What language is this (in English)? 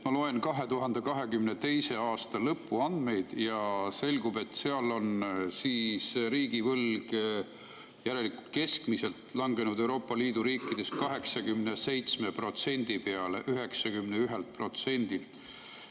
Estonian